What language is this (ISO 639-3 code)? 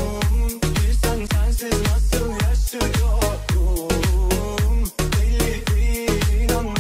tur